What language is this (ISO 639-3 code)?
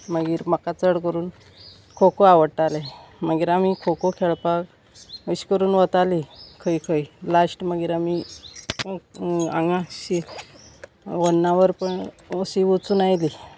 kok